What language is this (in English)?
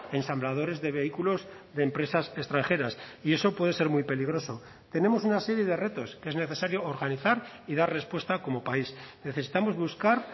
Spanish